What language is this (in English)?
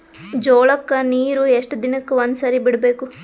Kannada